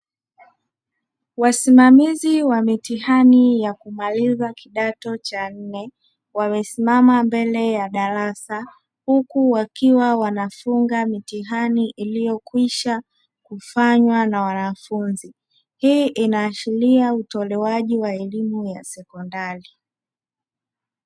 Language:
Swahili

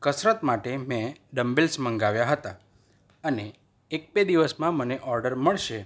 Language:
Gujarati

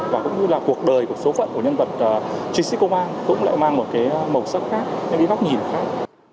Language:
Vietnamese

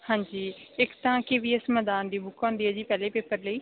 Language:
Punjabi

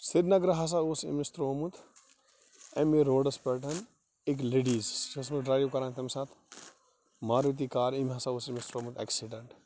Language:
Kashmiri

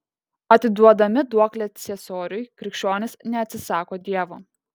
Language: Lithuanian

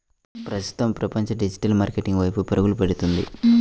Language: Telugu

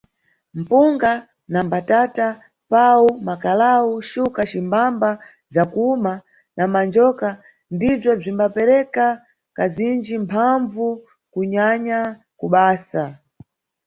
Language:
Nyungwe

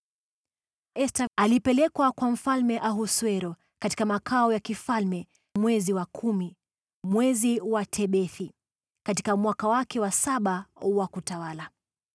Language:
Swahili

